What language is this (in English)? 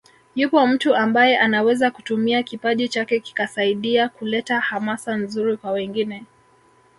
Swahili